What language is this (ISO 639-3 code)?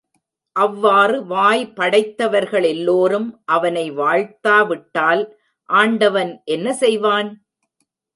tam